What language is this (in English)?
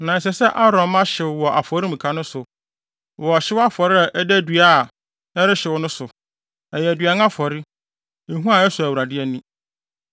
Akan